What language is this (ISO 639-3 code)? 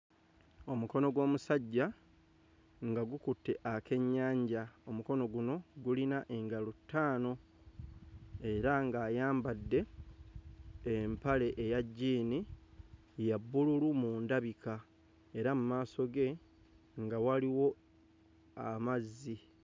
lug